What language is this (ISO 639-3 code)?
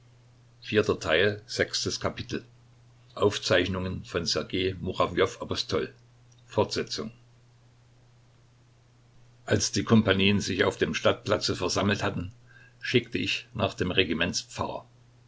deu